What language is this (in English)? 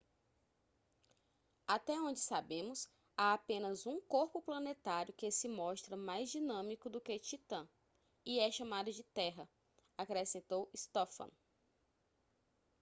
Portuguese